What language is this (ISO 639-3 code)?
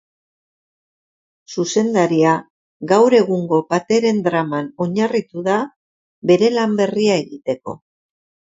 eus